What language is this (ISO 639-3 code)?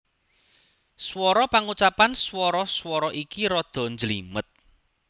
jav